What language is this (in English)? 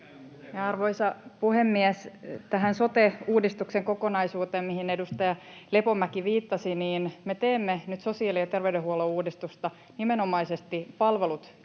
Finnish